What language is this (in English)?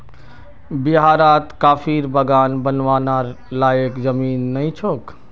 Magahi